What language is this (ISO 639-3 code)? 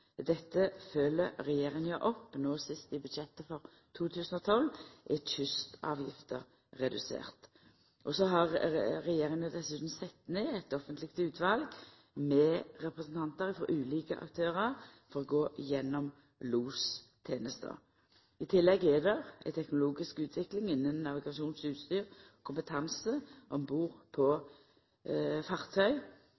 nno